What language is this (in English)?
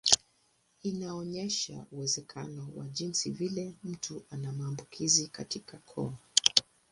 Swahili